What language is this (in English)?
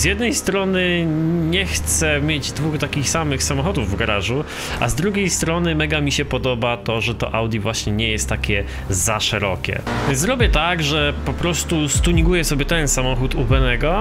Polish